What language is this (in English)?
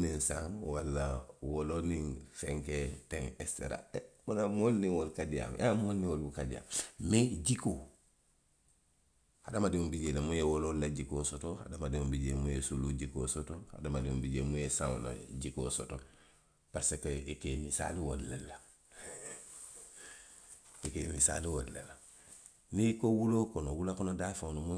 Western Maninkakan